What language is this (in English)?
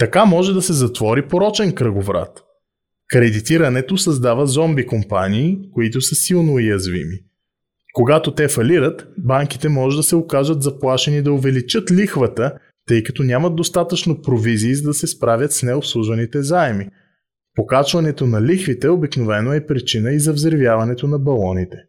Bulgarian